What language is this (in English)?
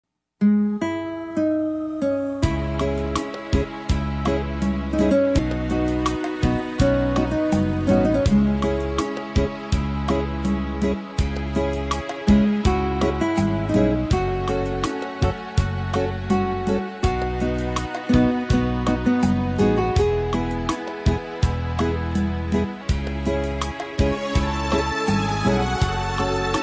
Vietnamese